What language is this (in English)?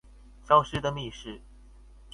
Chinese